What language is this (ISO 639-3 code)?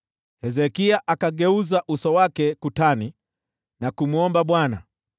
swa